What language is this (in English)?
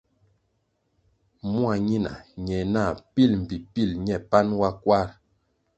Kwasio